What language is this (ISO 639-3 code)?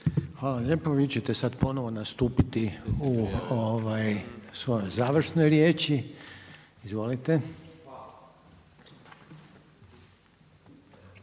hrv